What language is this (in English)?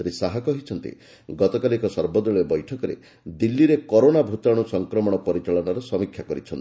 Odia